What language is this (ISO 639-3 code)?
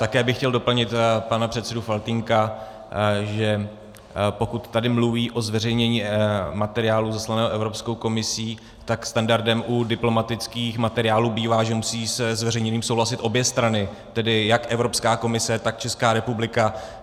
ces